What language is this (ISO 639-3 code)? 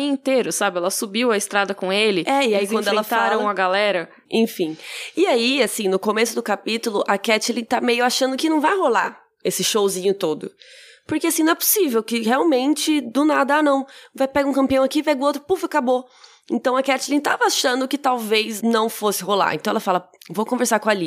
por